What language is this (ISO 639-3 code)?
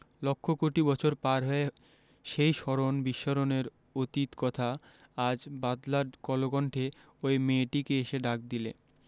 ben